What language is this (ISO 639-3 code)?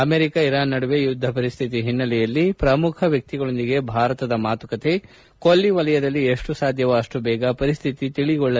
kan